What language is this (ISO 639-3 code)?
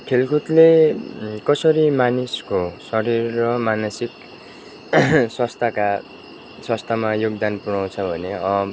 nep